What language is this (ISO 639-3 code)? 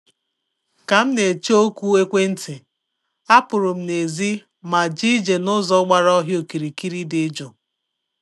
ibo